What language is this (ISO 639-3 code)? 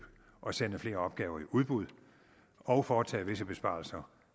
dan